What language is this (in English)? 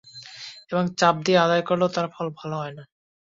Bangla